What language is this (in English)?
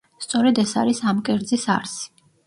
Georgian